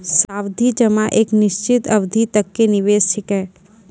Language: Maithili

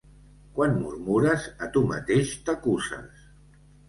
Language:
Catalan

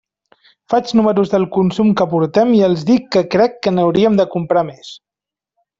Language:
Catalan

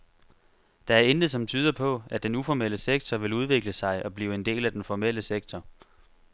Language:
Danish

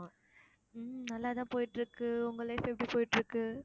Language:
Tamil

